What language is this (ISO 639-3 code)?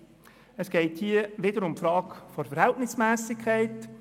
gsw